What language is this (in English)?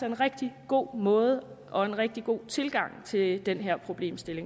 Danish